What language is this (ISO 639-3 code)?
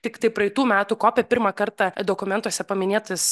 lit